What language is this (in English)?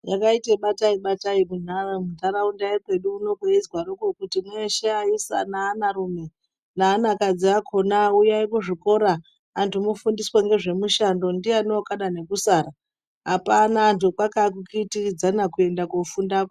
Ndau